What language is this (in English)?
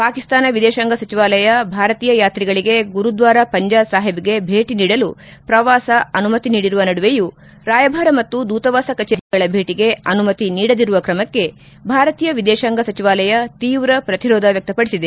Kannada